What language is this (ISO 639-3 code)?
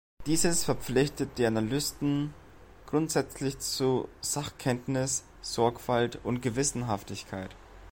deu